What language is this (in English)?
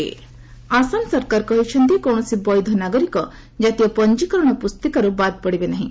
Odia